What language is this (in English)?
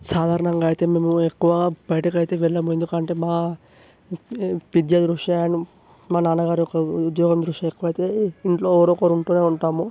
Telugu